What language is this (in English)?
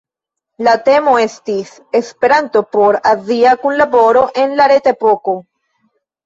Esperanto